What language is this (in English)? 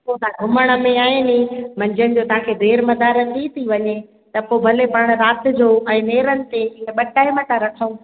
Sindhi